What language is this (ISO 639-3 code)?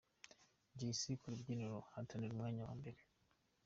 kin